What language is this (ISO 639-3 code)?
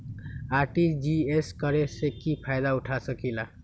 mag